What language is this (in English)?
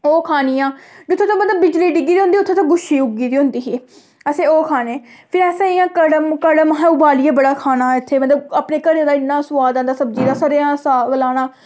Dogri